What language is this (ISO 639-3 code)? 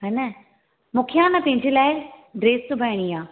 snd